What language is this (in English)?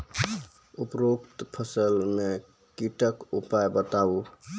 Maithili